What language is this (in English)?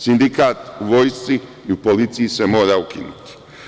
Serbian